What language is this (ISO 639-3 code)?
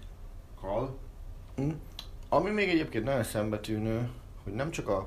hun